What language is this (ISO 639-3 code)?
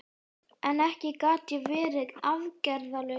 isl